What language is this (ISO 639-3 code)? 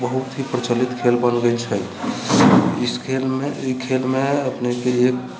mai